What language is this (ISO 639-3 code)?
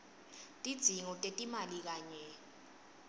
ssw